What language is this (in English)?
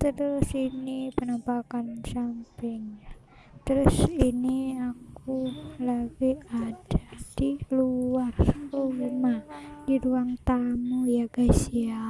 Indonesian